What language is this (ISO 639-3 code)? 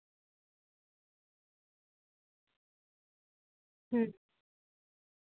sat